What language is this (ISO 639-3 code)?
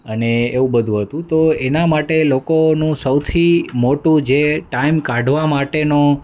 guj